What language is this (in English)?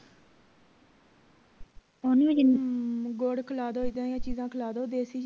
Punjabi